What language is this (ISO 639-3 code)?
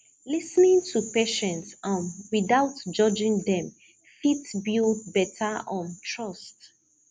pcm